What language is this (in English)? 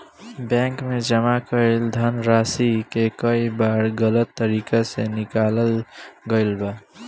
Bhojpuri